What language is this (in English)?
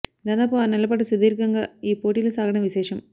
Telugu